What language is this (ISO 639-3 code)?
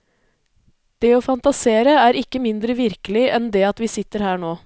nor